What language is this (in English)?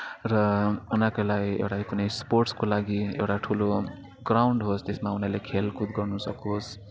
Nepali